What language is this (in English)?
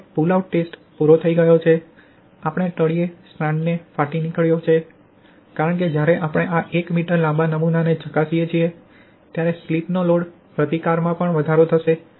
Gujarati